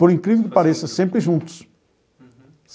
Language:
Portuguese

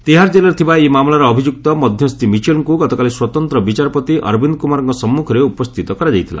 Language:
Odia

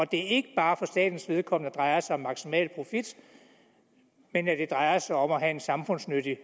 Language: Danish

